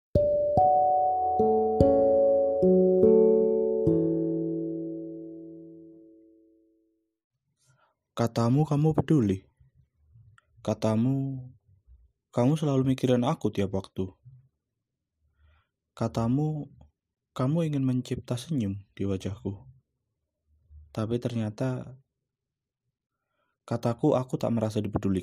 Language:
Indonesian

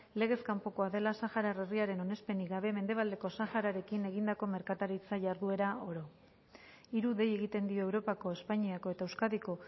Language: Basque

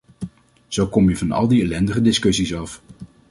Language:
Dutch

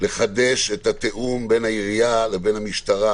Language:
Hebrew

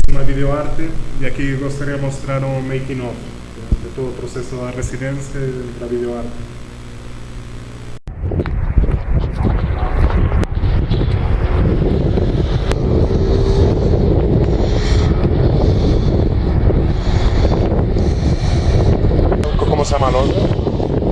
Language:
Portuguese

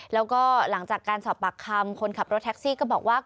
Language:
Thai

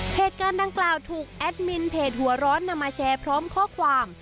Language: Thai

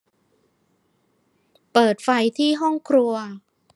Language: Thai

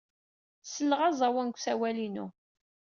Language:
Kabyle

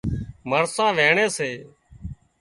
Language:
Wadiyara Koli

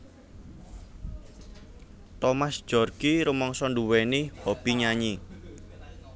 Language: Javanese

